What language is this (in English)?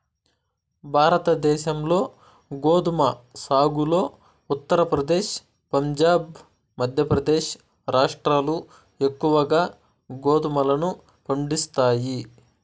Telugu